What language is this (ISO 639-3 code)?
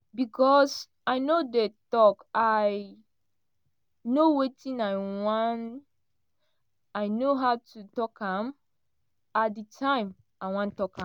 pcm